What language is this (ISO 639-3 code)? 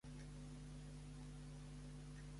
spa